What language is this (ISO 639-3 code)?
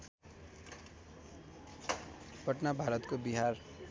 nep